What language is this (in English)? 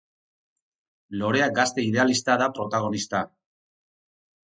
Basque